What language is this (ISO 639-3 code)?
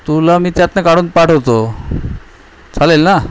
mar